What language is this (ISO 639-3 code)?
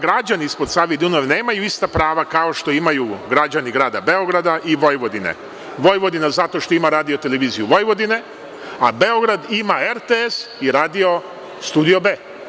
srp